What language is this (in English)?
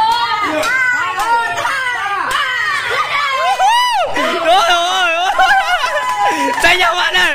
Vietnamese